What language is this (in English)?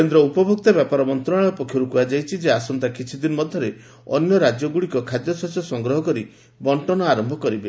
Odia